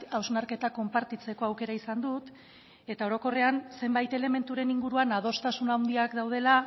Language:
Basque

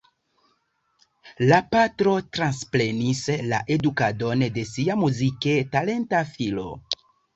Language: Esperanto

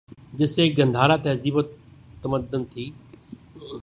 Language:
Urdu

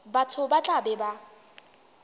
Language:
Northern Sotho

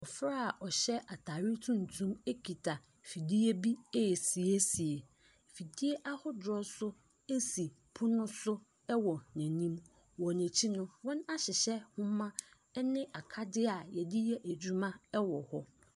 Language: Akan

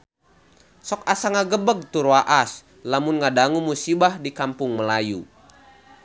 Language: Sundanese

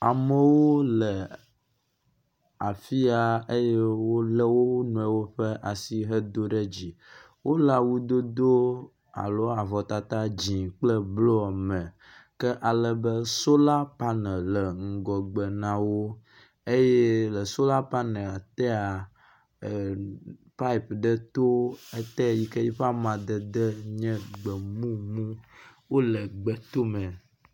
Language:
Ewe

